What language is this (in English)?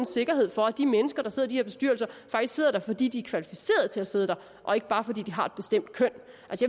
Danish